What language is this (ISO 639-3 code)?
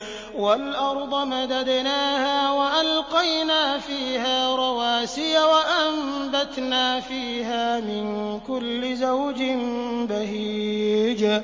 ara